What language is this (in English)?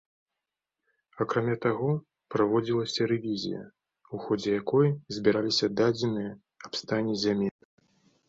Belarusian